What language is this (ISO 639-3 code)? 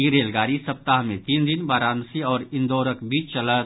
mai